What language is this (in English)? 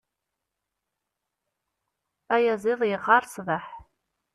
Kabyle